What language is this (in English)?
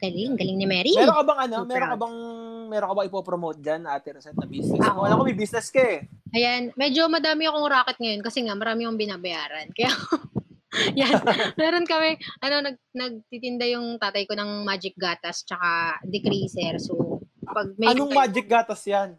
Filipino